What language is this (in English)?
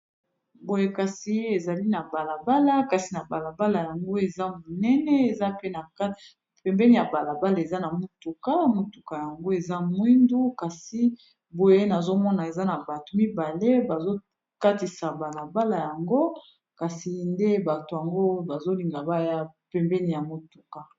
Lingala